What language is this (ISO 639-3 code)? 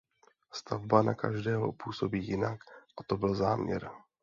ces